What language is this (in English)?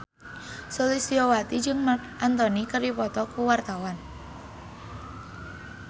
Sundanese